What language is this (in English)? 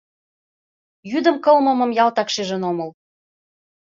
Mari